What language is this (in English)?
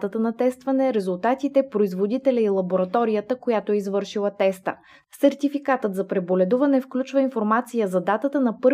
Bulgarian